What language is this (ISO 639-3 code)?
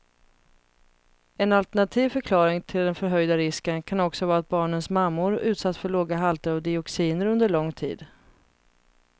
swe